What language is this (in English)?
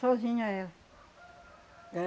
Portuguese